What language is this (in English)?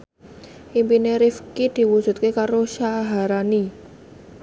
Javanese